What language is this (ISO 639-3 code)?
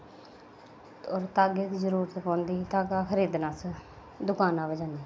doi